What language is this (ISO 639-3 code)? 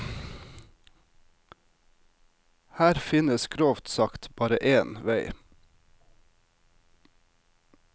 nor